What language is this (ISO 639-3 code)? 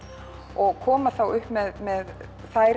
isl